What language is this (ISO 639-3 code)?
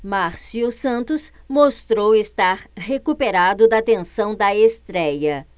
por